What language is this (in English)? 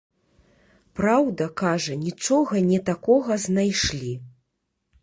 Belarusian